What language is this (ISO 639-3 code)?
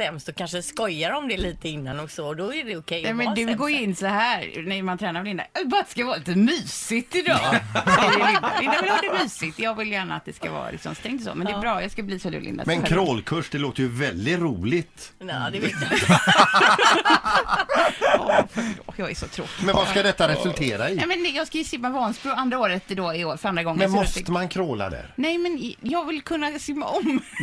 swe